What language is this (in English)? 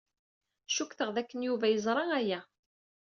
Kabyle